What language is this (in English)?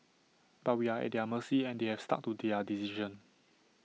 English